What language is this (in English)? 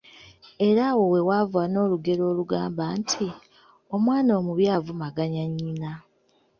Ganda